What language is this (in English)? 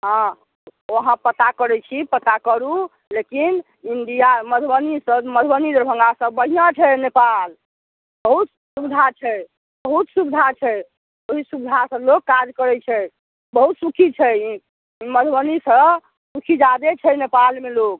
Maithili